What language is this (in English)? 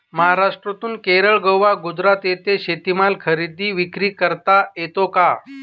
Marathi